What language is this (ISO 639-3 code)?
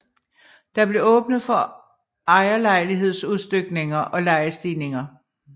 dan